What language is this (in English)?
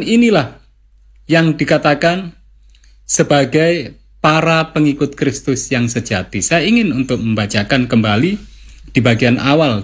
Indonesian